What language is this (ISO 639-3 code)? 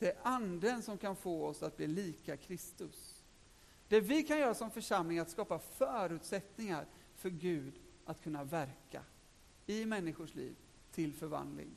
swe